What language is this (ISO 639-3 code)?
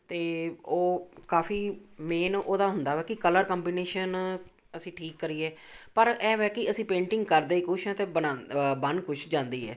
pan